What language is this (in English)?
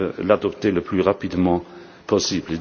French